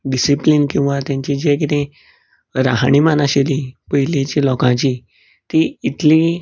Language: Konkani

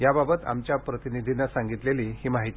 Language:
Marathi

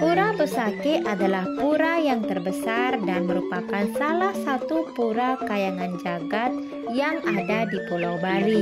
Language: Indonesian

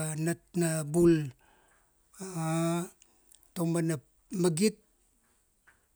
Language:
Kuanua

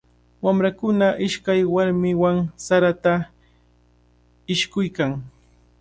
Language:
Cajatambo North Lima Quechua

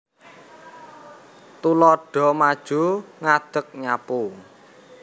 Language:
Javanese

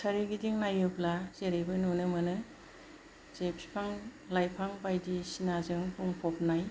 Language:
Bodo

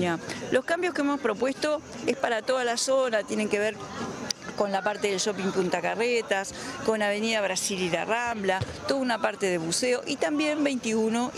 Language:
Spanish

